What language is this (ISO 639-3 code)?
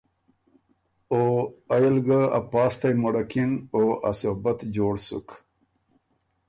oru